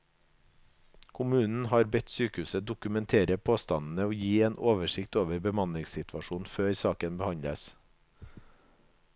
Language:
Norwegian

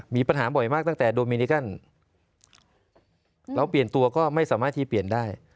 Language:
Thai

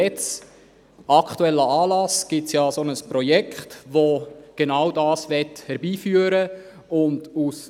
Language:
Swiss German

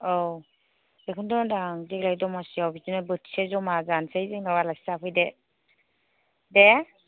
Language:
Bodo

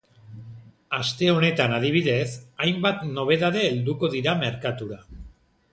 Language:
Basque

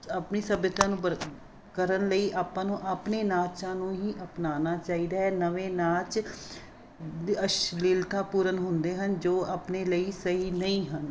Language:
Punjabi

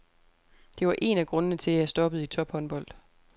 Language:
Danish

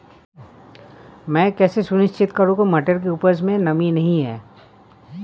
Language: Hindi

